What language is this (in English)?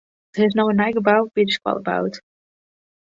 Western Frisian